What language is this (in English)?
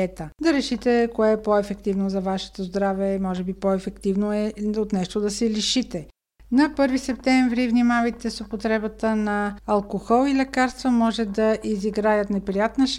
Bulgarian